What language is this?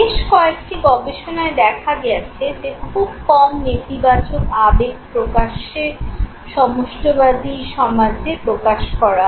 Bangla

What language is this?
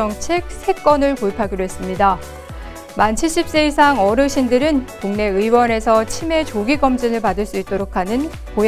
Korean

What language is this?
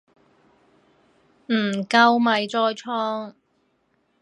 Cantonese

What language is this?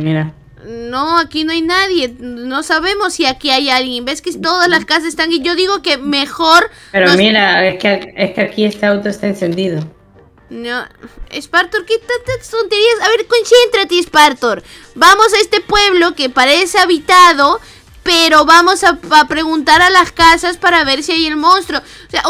Spanish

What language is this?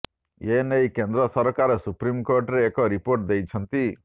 Odia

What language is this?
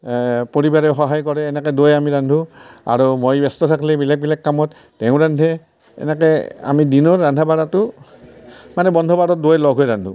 Assamese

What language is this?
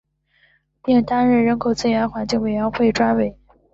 Chinese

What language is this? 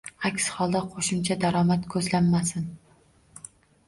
Uzbek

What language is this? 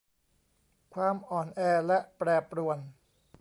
Thai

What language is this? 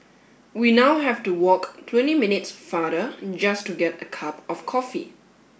English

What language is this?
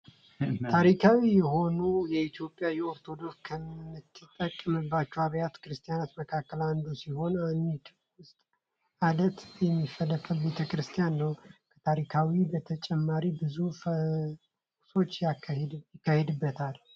Amharic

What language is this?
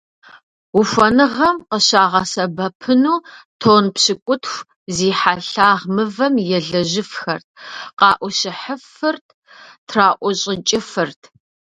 Kabardian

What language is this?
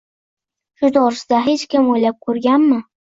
Uzbek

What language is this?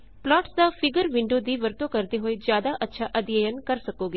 Punjabi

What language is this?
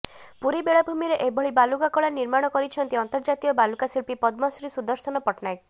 Odia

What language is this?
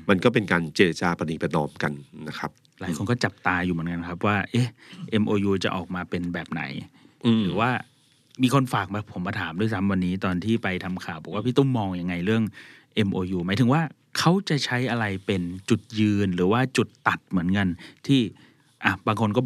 Thai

